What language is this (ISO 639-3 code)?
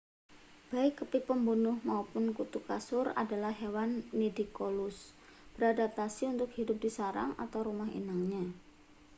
ind